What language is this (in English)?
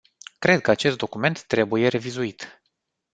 Romanian